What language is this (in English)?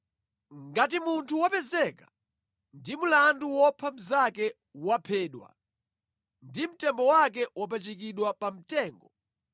Nyanja